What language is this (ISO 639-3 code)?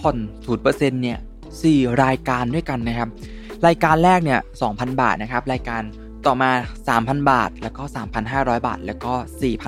tha